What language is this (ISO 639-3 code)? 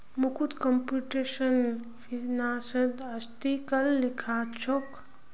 mag